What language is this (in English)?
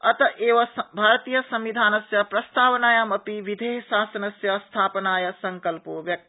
Sanskrit